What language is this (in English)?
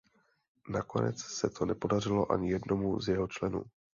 Czech